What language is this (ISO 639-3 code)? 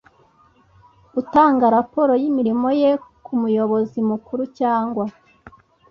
kin